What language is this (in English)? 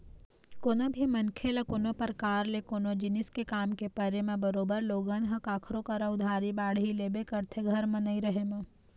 Chhattisgarhi